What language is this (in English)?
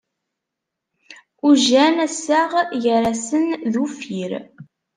Kabyle